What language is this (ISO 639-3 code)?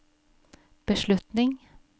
nor